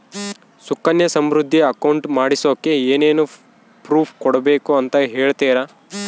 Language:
Kannada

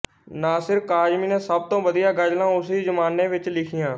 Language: Punjabi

